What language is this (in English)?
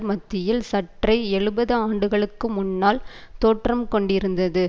Tamil